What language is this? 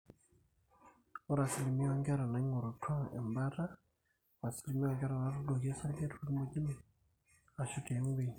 Masai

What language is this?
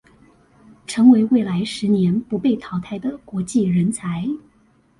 Chinese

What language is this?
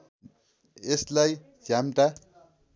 Nepali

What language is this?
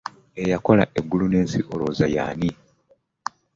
Ganda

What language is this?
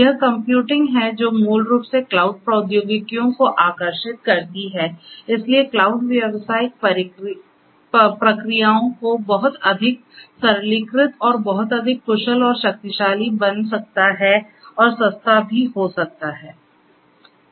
Hindi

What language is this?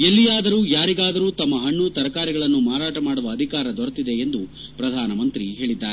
Kannada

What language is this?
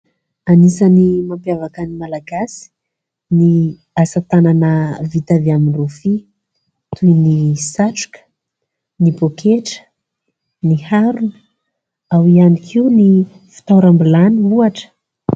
Malagasy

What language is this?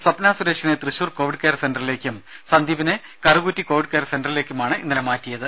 Malayalam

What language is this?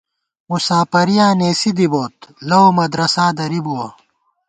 Gawar-Bati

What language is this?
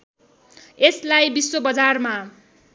Nepali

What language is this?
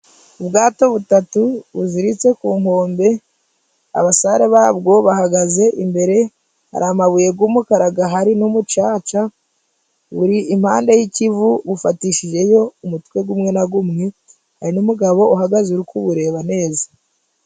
Kinyarwanda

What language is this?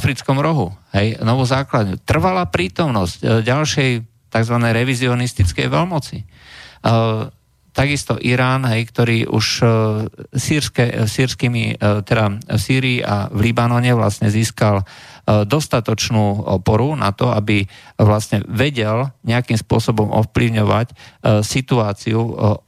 Slovak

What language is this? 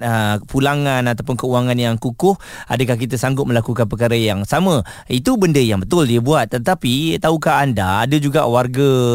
Malay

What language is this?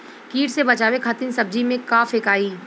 Bhojpuri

